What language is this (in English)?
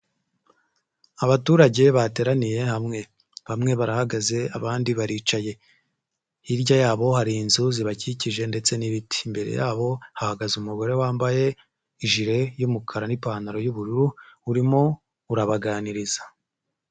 Kinyarwanda